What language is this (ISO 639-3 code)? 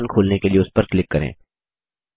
hin